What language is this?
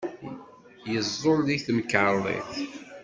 Kabyle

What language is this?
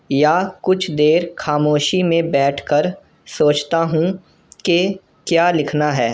Urdu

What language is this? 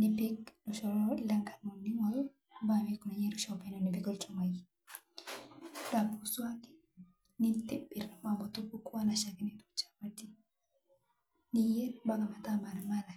Masai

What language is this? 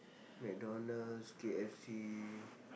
English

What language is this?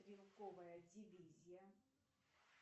Russian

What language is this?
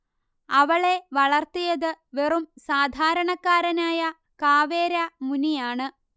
Malayalam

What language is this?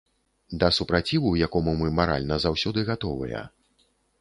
Belarusian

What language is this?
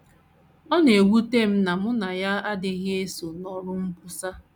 Igbo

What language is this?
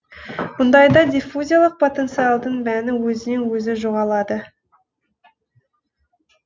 Kazakh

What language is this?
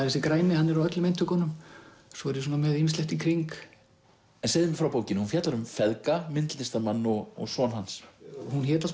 Icelandic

